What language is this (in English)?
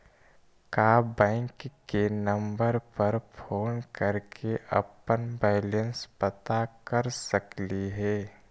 Magahi